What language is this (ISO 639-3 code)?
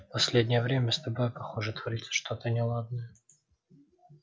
rus